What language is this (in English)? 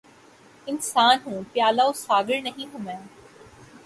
Urdu